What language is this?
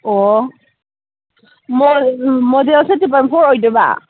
Manipuri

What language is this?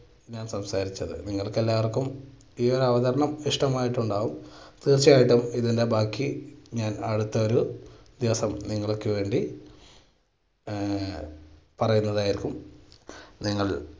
Malayalam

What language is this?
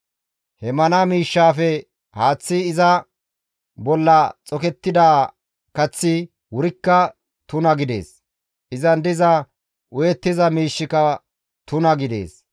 Gamo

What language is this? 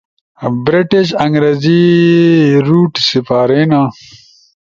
Ushojo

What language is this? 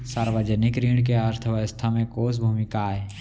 Chhattisgarhi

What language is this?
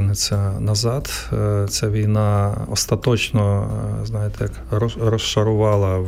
Ukrainian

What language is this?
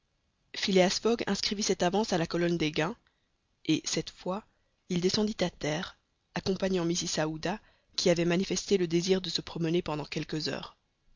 French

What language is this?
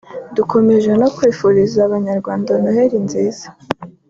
Kinyarwanda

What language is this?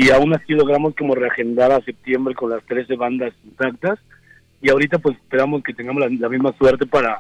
Spanish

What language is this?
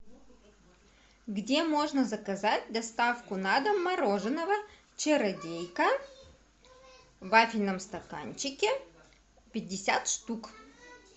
Russian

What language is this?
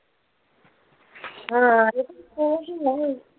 Malayalam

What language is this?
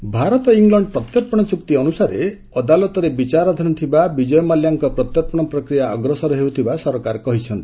Odia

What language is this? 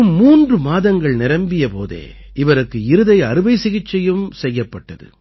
Tamil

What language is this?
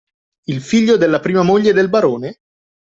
Italian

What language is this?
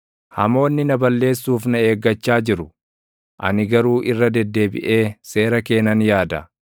Oromo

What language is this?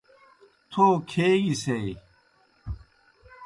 Kohistani Shina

